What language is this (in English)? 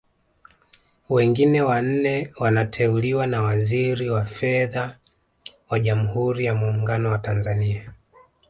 Swahili